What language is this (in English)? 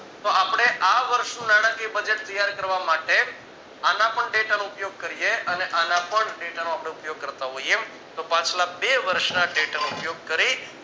Gujarati